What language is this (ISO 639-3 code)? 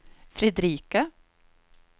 swe